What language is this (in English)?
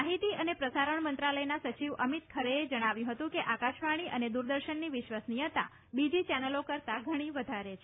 Gujarati